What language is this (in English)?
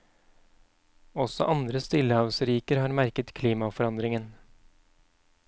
Norwegian